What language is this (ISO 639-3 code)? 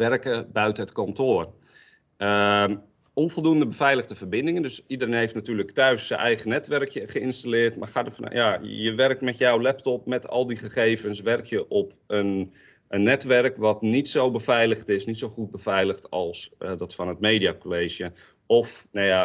nld